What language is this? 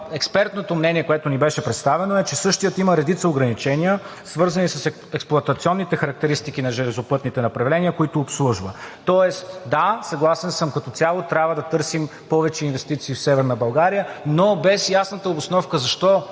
Bulgarian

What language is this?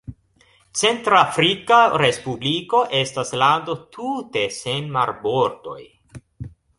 Esperanto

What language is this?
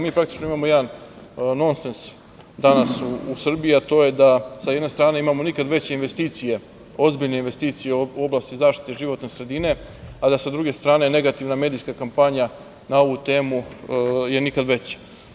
Serbian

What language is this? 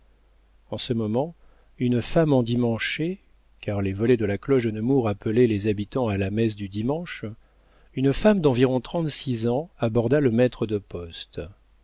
French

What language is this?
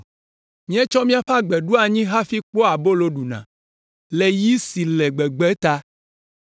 Ewe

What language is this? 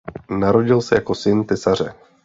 Czech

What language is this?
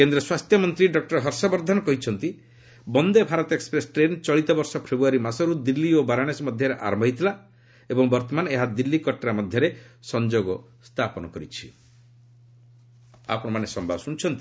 Odia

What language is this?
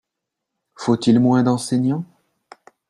French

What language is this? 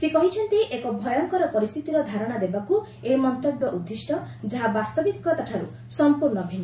Odia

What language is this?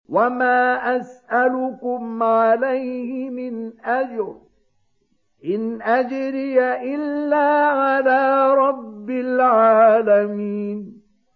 Arabic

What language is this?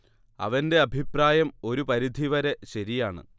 Malayalam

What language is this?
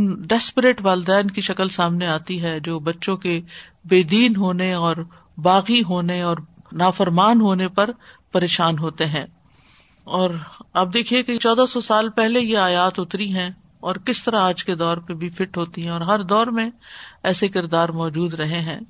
Urdu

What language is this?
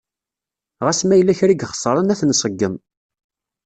Kabyle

